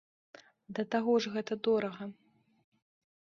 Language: Belarusian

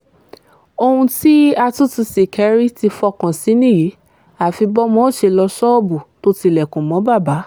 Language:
Yoruba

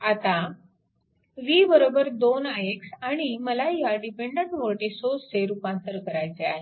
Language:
Marathi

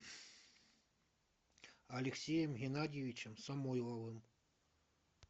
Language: Russian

